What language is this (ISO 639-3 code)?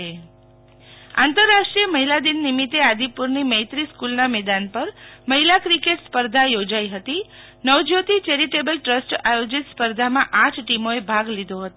guj